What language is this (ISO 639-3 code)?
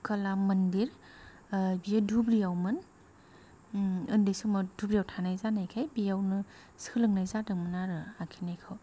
brx